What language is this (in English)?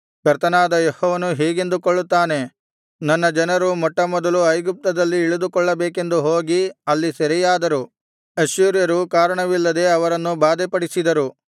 Kannada